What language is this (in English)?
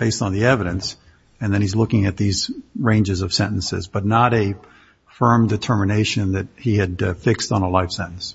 English